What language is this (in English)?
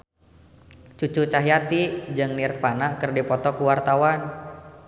Sundanese